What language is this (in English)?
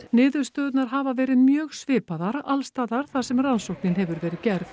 Icelandic